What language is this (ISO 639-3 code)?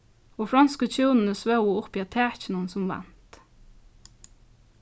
fao